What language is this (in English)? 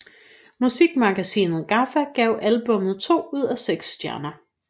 Danish